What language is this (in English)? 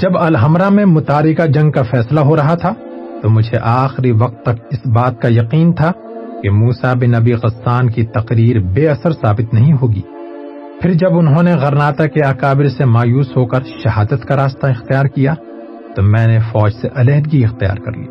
Urdu